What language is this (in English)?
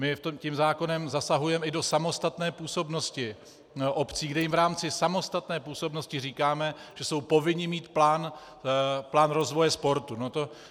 Czech